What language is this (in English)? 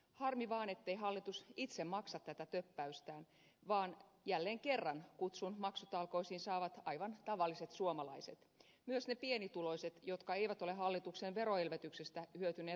Finnish